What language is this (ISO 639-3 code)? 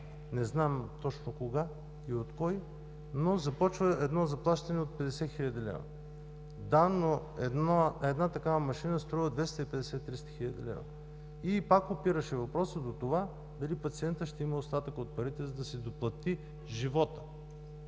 bul